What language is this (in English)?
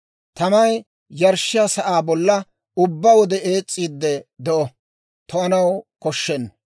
Dawro